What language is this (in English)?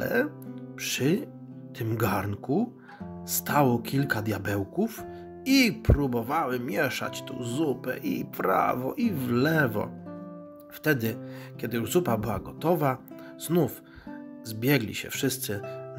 Polish